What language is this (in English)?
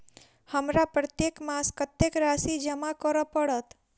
Maithili